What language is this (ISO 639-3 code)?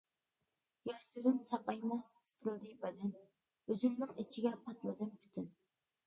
uig